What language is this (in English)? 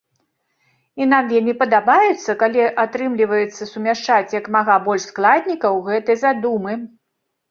Belarusian